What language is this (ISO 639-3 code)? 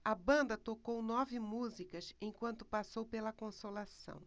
por